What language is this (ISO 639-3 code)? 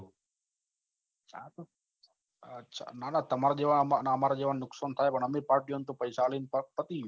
guj